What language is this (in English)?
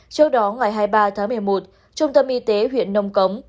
Vietnamese